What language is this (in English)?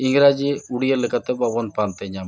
Santali